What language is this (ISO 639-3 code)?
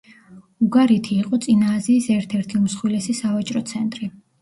kat